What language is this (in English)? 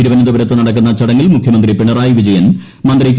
Malayalam